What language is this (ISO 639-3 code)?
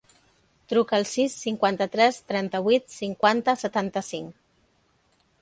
cat